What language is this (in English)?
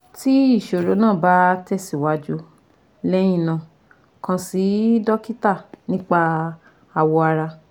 Yoruba